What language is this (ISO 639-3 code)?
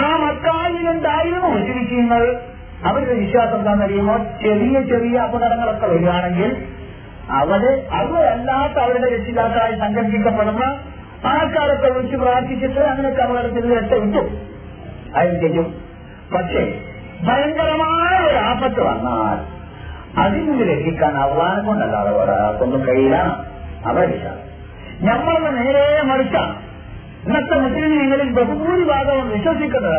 mal